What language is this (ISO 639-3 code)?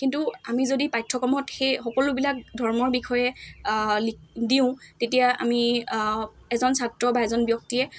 asm